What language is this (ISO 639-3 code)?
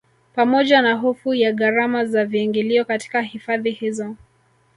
swa